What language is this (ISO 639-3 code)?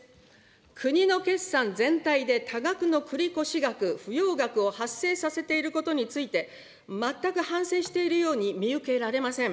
jpn